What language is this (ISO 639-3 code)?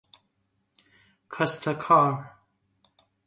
fas